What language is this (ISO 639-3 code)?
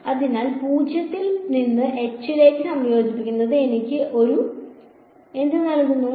mal